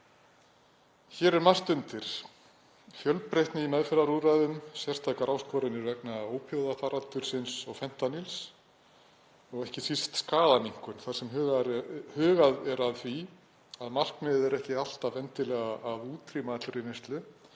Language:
Icelandic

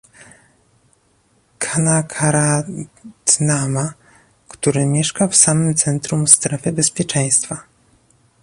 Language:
Polish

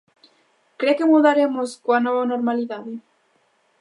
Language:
Galician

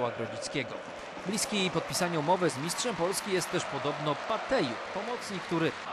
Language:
Polish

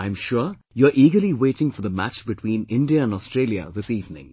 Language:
English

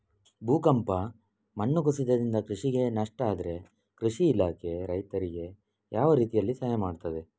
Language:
Kannada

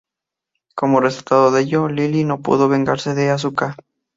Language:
Spanish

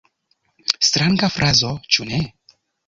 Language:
Esperanto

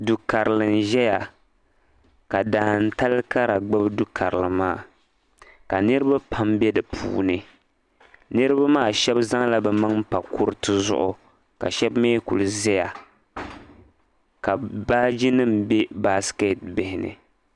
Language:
Dagbani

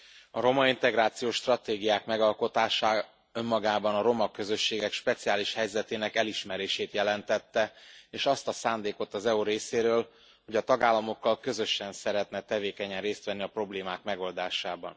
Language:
Hungarian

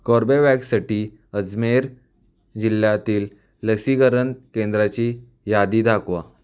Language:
Marathi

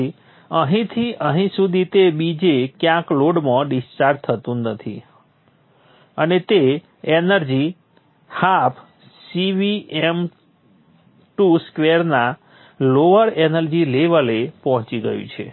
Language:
Gujarati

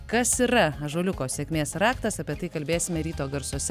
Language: Lithuanian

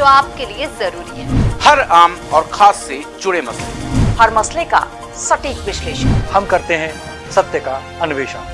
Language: Hindi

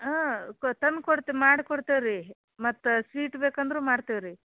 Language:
Kannada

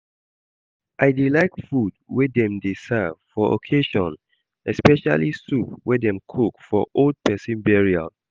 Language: Nigerian Pidgin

